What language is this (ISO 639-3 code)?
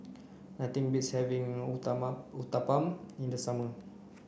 eng